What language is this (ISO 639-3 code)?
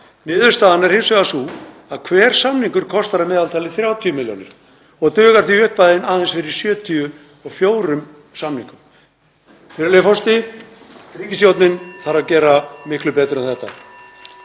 isl